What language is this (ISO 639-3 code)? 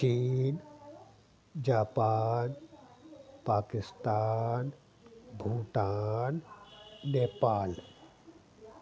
snd